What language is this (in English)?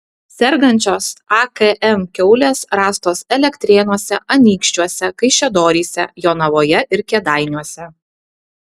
Lithuanian